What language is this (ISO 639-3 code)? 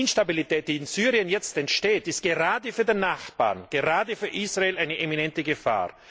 deu